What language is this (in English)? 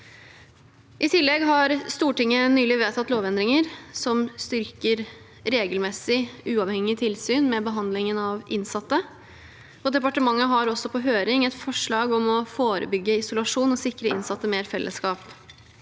Norwegian